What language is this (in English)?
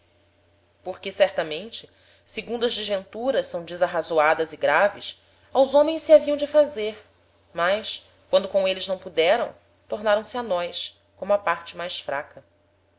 Portuguese